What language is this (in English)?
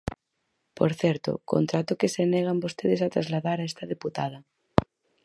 Galician